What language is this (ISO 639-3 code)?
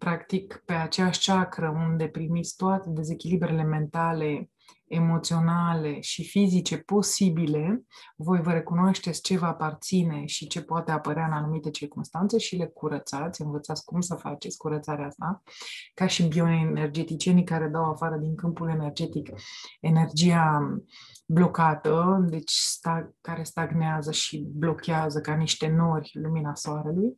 ron